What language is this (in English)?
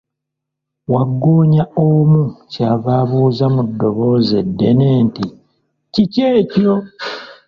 Ganda